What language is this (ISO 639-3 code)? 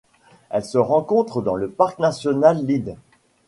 fra